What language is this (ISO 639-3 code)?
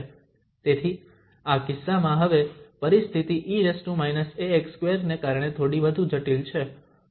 guj